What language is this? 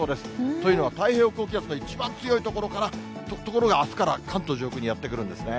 Japanese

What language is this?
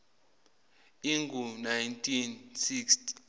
Zulu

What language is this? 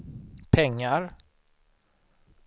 Swedish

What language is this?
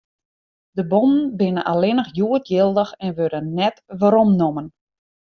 Western Frisian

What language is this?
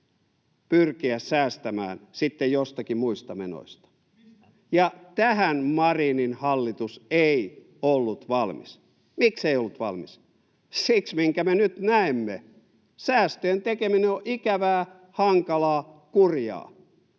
Finnish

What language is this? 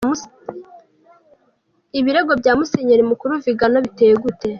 Kinyarwanda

